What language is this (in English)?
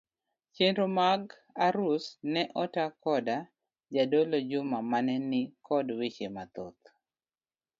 Luo (Kenya and Tanzania)